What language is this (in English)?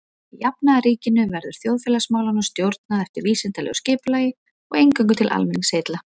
Icelandic